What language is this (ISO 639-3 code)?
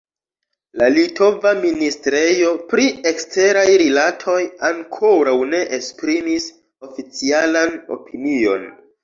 epo